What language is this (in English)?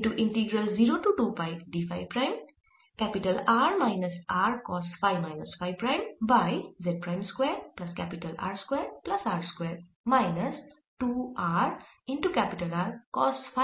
Bangla